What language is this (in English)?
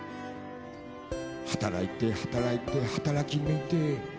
Japanese